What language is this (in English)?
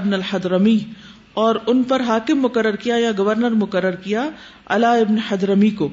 Urdu